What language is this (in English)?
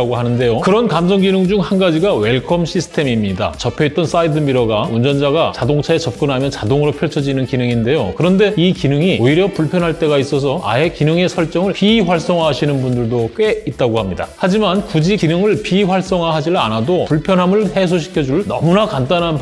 Korean